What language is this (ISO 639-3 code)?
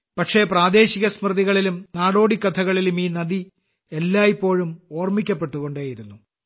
mal